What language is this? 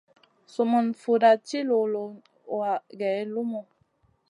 Masana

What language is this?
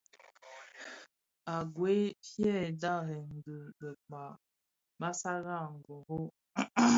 Bafia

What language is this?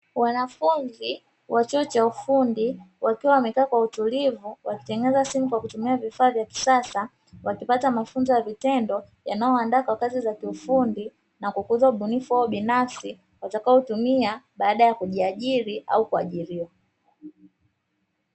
Swahili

